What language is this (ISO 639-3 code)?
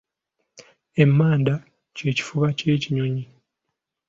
lug